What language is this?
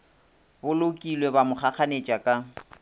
Northern Sotho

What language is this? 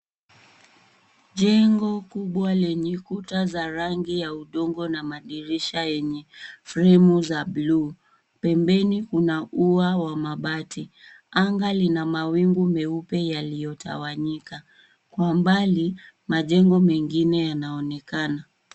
Swahili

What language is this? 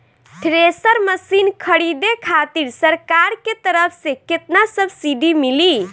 Bhojpuri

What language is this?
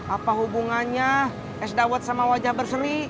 Indonesian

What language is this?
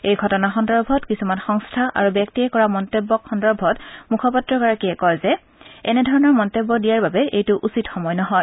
Assamese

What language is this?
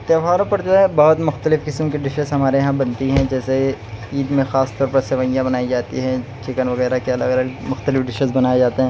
Urdu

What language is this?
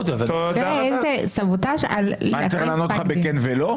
Hebrew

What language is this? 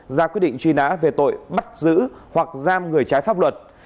Vietnamese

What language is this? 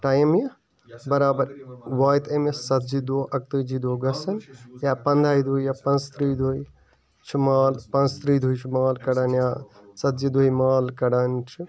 Kashmiri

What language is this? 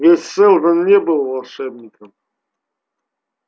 Russian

